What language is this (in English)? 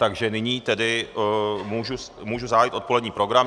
Czech